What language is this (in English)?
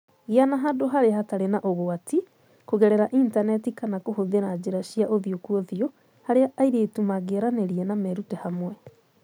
Kikuyu